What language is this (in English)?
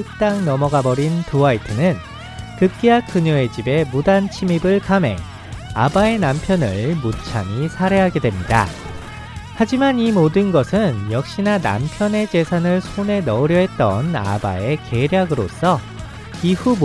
Korean